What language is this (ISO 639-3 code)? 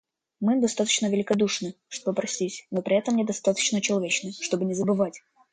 rus